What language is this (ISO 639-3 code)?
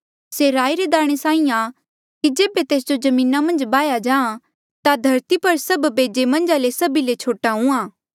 mjl